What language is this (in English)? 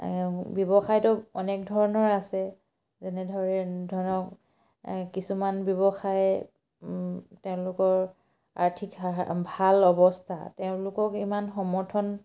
Assamese